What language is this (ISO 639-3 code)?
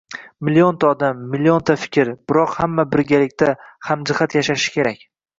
uzb